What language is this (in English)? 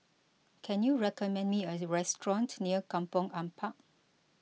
English